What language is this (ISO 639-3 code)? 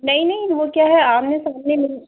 hin